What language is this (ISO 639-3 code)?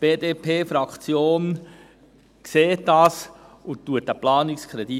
gsw